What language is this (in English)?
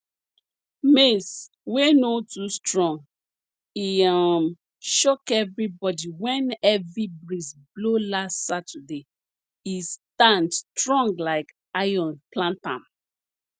Nigerian Pidgin